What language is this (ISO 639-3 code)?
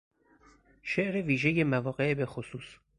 fas